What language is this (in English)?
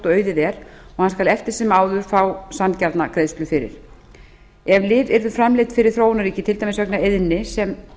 Icelandic